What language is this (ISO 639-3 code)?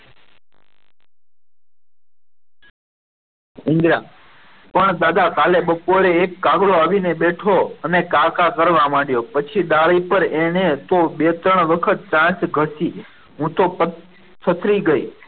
guj